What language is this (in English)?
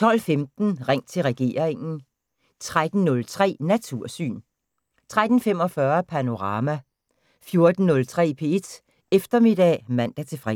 Danish